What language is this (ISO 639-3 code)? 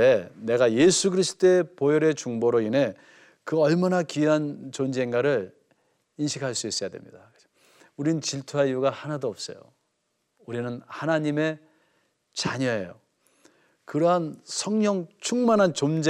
kor